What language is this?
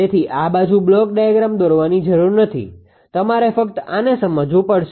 Gujarati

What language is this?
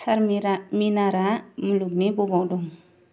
Bodo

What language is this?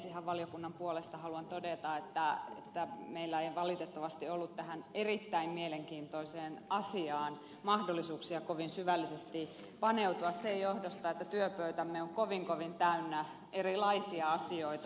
Finnish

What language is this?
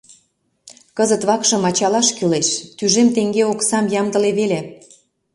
Mari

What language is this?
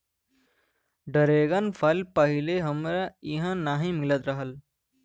Bhojpuri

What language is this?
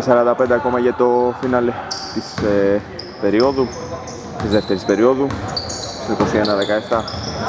Greek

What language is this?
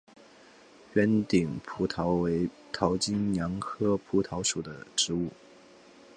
Chinese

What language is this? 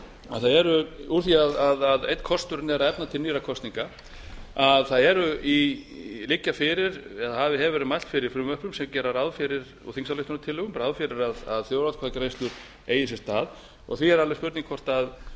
Icelandic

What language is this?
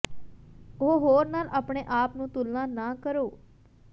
Punjabi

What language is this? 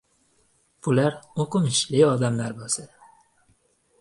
Uzbek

